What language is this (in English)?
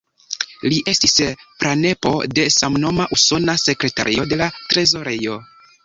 Esperanto